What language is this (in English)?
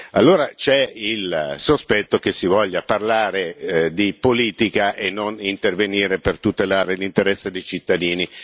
Italian